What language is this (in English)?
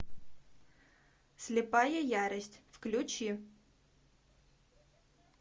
Russian